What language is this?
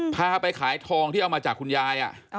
Thai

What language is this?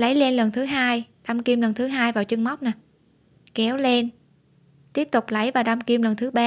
Vietnamese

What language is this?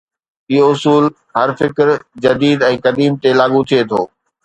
Sindhi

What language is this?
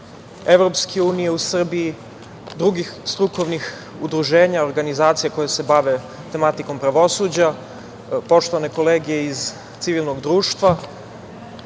Serbian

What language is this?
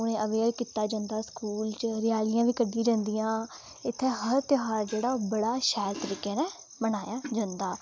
Dogri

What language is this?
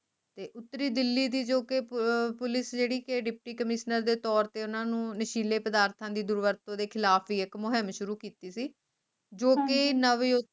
Punjabi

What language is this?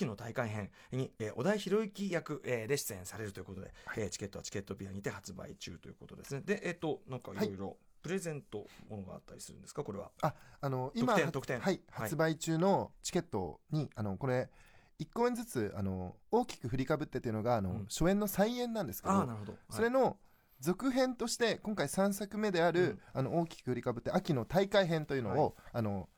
Japanese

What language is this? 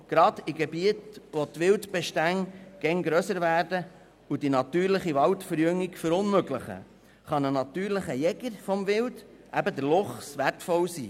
Swiss German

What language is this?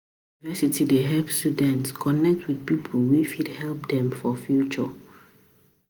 Nigerian Pidgin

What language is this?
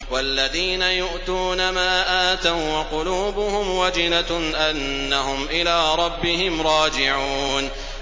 Arabic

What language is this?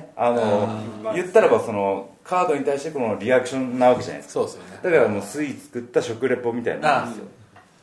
Japanese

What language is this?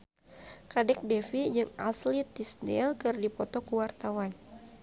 Sundanese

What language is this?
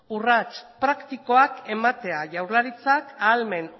Basque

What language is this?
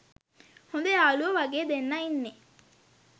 Sinhala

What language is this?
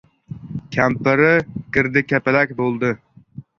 Uzbek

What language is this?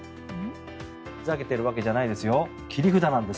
Japanese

